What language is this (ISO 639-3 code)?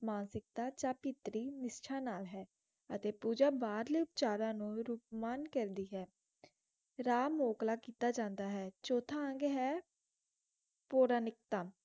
pan